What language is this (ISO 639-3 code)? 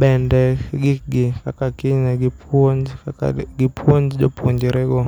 luo